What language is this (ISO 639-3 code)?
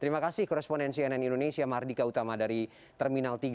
ind